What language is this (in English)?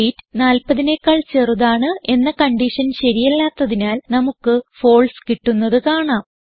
Malayalam